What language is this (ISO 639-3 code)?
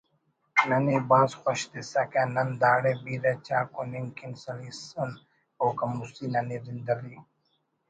brh